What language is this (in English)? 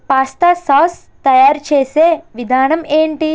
Telugu